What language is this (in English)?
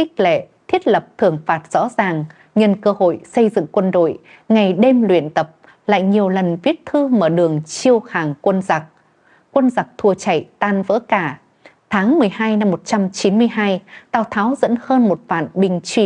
Vietnamese